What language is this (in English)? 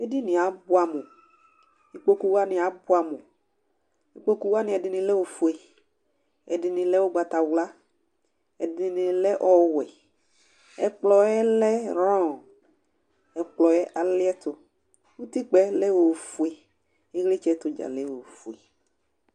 Ikposo